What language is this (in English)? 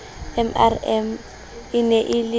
Southern Sotho